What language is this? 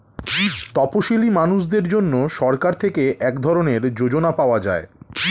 Bangla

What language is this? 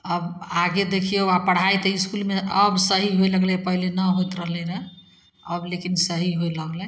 Maithili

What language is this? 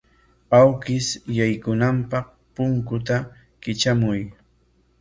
Corongo Ancash Quechua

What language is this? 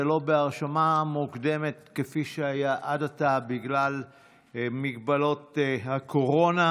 Hebrew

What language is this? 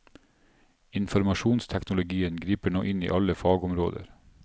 Norwegian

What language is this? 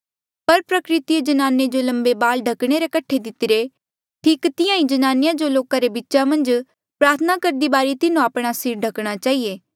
Mandeali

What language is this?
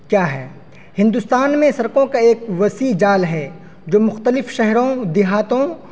Urdu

